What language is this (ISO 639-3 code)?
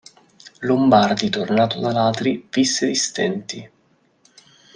ita